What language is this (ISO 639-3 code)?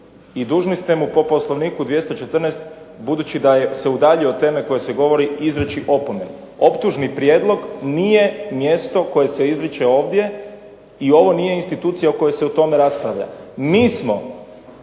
hrv